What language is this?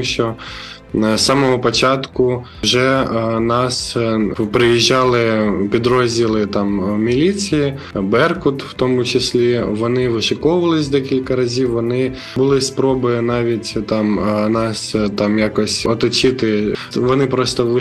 Ukrainian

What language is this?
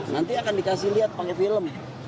Indonesian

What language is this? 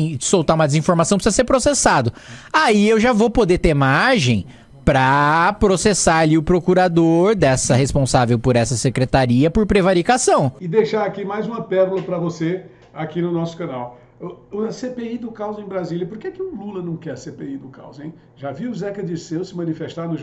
Portuguese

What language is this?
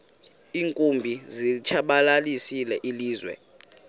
Xhosa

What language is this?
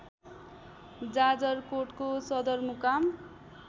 Nepali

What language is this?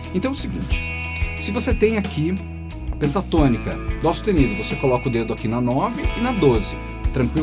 Portuguese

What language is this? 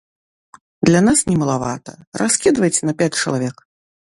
Belarusian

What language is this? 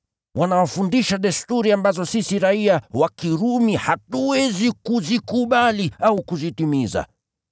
Swahili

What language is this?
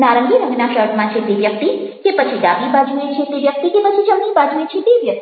Gujarati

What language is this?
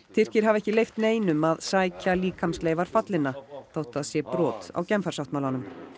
Icelandic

